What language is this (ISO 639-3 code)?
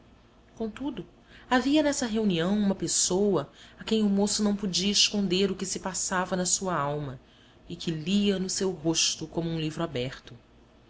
por